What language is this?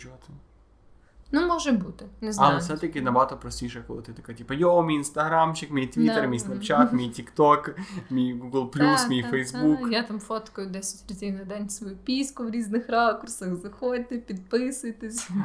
Ukrainian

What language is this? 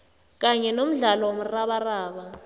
South Ndebele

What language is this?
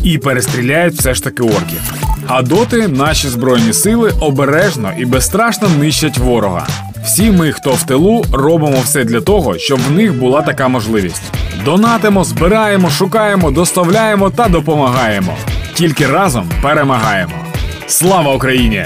Ukrainian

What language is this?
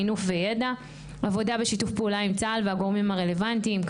Hebrew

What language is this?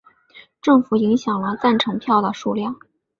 Chinese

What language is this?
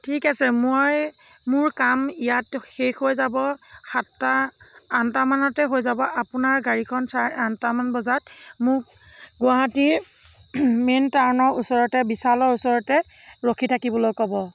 Assamese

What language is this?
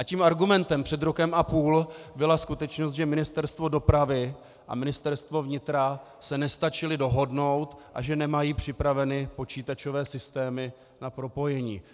Czech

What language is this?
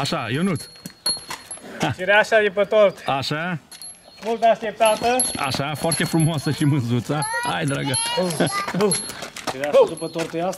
Romanian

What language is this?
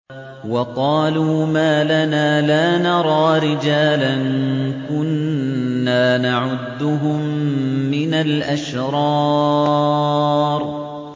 Arabic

